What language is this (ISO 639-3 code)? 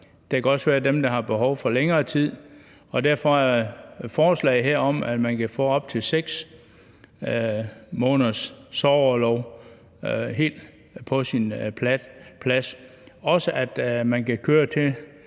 dan